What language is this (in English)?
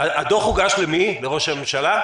Hebrew